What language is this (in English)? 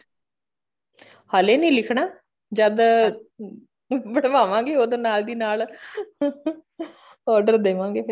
Punjabi